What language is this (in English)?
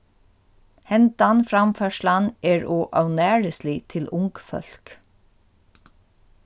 Faroese